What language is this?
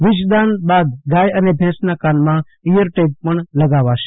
Gujarati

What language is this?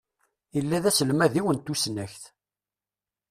Kabyle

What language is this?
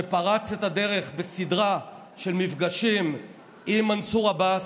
Hebrew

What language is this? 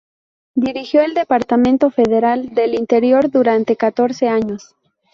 Spanish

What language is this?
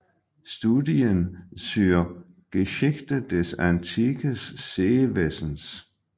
Danish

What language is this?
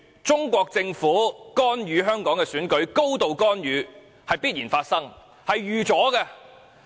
Cantonese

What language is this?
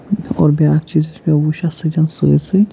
Kashmiri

